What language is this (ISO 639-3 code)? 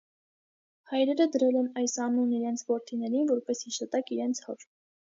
hye